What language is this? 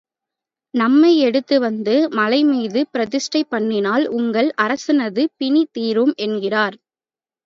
Tamil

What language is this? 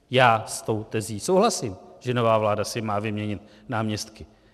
Czech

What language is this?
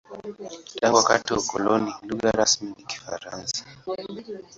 Swahili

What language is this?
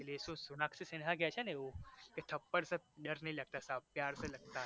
Gujarati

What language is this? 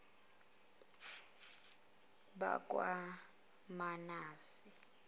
Zulu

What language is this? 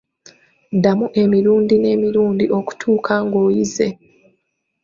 Ganda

